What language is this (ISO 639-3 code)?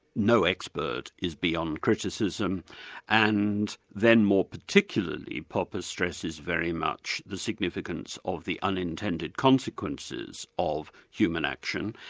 eng